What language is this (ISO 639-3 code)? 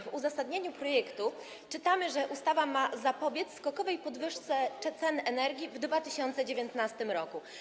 pol